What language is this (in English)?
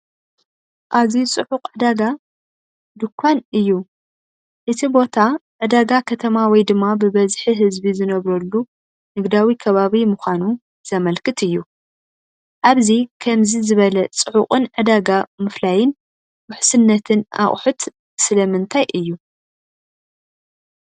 Tigrinya